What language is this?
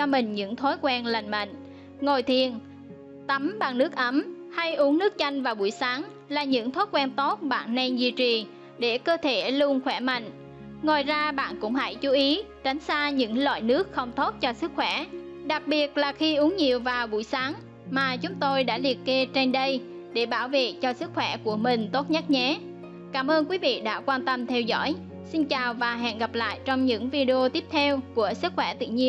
Vietnamese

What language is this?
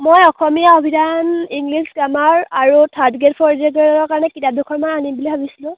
Assamese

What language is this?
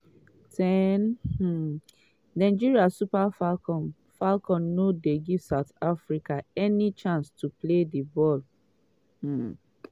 Nigerian Pidgin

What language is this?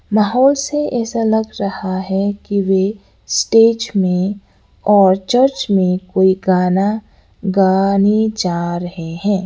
Hindi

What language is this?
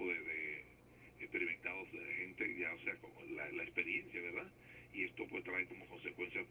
Spanish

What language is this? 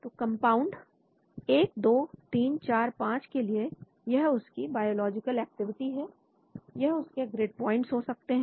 Hindi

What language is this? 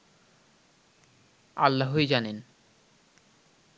Bangla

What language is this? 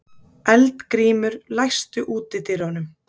Icelandic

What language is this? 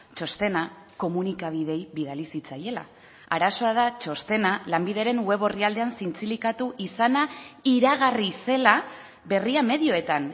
Basque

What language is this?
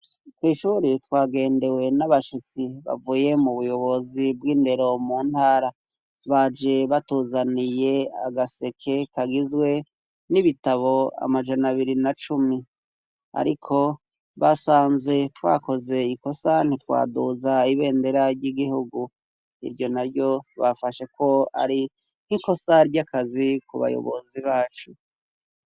Rundi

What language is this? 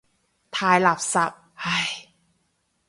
Cantonese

